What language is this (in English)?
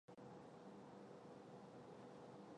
Chinese